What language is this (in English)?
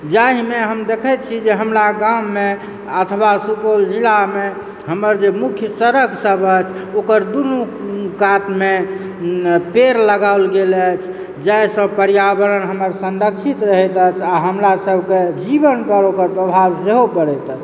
Maithili